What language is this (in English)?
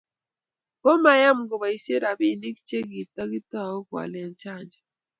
Kalenjin